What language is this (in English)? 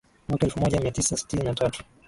Swahili